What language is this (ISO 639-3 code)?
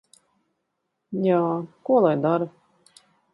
lav